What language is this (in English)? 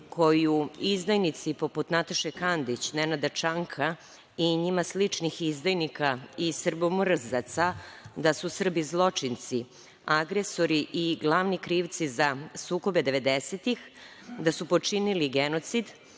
Serbian